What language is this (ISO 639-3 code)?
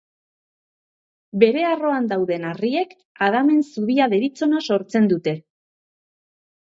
eus